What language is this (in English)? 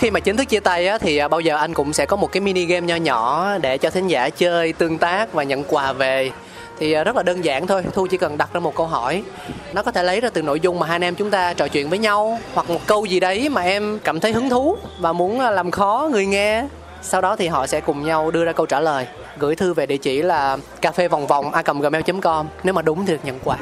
Vietnamese